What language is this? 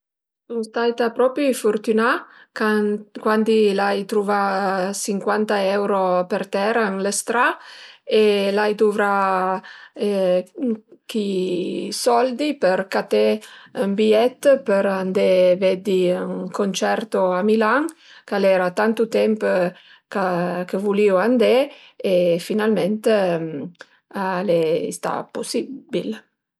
Piedmontese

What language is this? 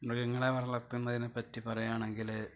Malayalam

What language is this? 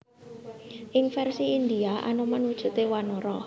Javanese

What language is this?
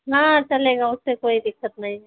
Hindi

